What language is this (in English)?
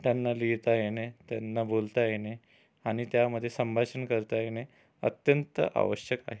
Marathi